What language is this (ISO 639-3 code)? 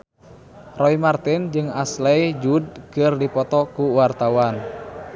sun